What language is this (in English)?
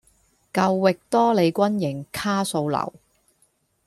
Cantonese